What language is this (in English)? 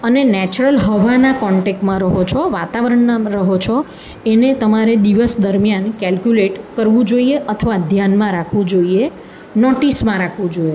Gujarati